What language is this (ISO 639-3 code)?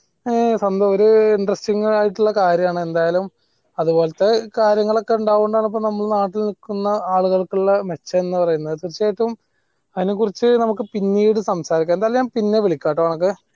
mal